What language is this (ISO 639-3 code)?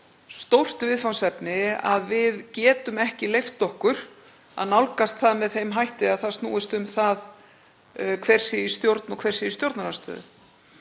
isl